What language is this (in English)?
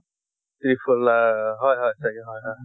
Assamese